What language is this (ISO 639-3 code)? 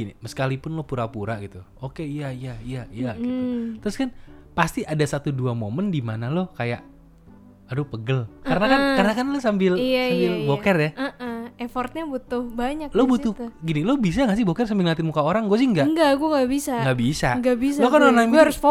ind